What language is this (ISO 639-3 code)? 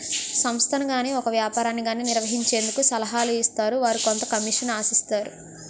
tel